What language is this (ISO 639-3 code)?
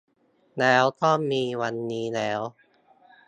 tha